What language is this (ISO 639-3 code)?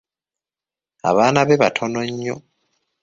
lug